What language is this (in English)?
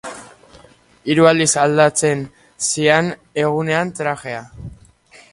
Basque